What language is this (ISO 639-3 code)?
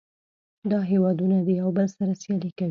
pus